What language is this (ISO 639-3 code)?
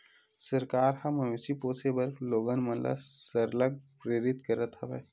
hne